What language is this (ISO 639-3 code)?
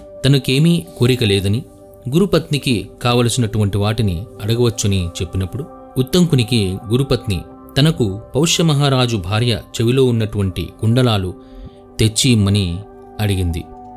tel